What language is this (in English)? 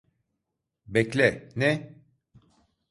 Turkish